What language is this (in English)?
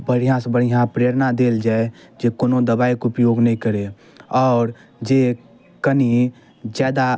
Maithili